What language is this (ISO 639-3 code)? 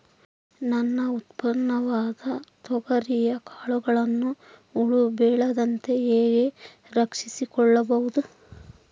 kan